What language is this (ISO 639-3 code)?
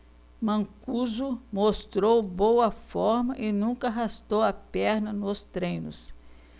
por